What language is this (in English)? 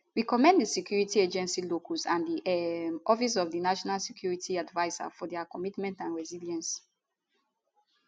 Nigerian Pidgin